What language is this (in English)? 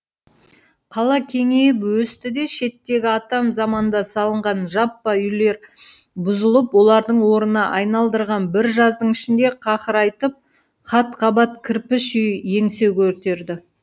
Kazakh